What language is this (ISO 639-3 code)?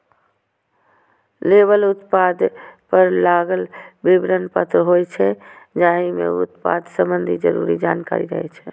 mai